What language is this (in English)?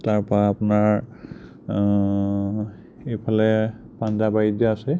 Assamese